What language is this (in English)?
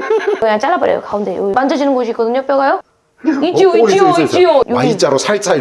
Korean